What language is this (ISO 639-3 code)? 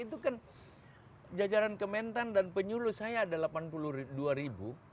ind